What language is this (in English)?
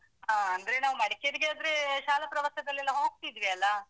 Kannada